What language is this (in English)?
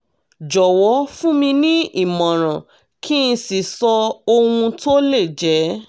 Yoruba